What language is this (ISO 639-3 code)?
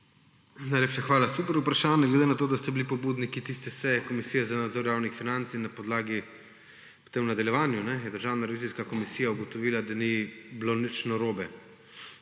slv